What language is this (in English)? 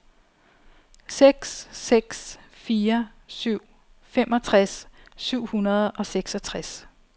Danish